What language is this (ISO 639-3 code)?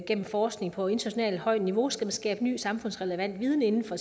dan